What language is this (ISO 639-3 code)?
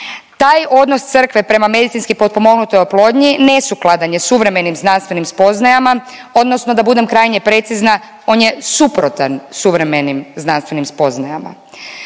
hrv